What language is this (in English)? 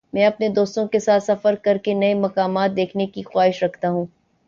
Urdu